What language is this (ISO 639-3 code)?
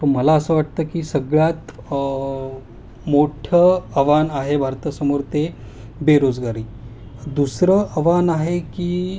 mar